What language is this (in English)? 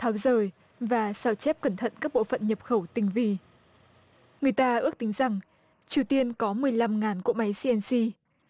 Vietnamese